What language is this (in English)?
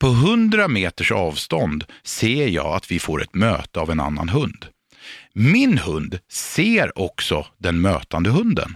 Swedish